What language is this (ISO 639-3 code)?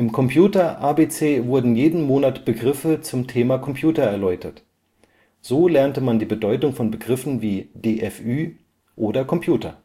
deu